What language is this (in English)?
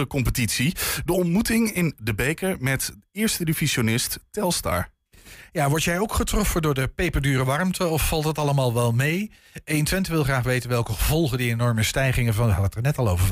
Dutch